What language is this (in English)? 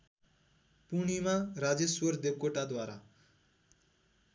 Nepali